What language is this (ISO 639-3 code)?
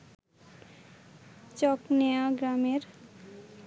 ben